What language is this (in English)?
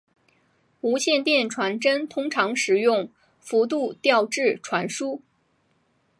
Chinese